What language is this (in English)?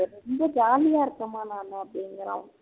Tamil